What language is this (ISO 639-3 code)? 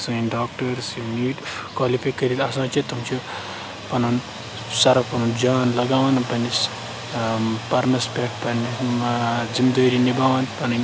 kas